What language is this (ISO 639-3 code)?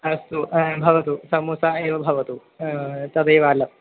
san